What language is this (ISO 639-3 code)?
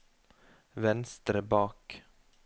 nor